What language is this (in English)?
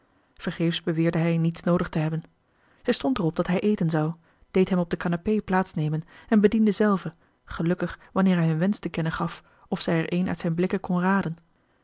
Dutch